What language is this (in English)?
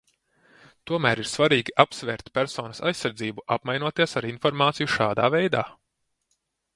Latvian